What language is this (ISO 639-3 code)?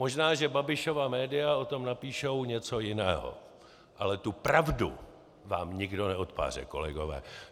ces